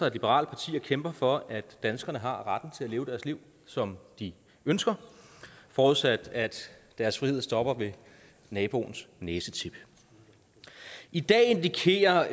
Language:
Danish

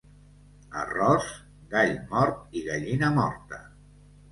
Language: Catalan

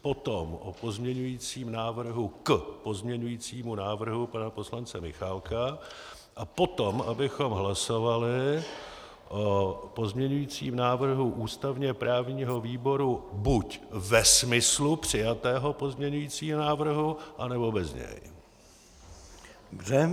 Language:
Czech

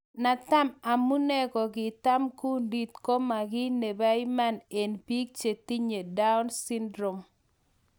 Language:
Kalenjin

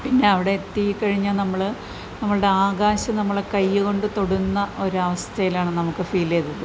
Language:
Malayalam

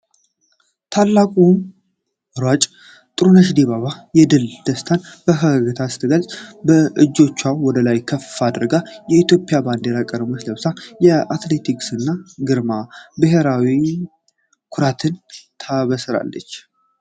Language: Amharic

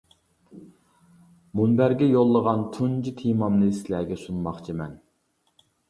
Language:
Uyghur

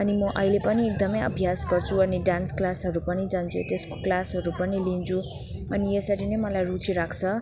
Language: Nepali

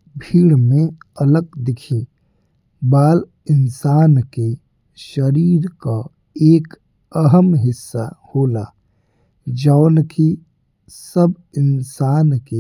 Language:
Bhojpuri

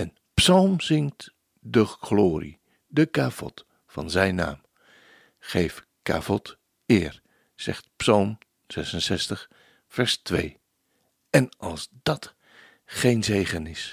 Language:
Dutch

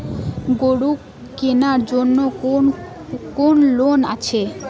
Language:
Bangla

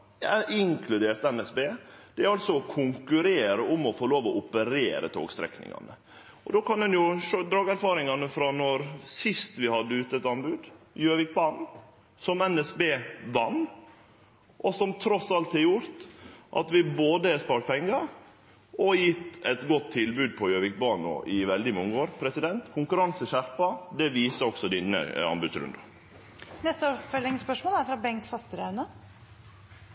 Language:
Norwegian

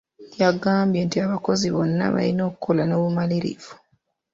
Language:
Ganda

